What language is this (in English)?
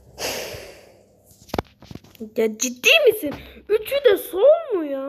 Turkish